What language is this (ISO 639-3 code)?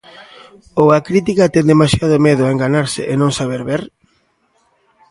glg